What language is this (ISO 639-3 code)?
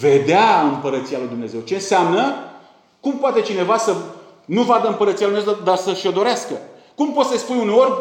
ron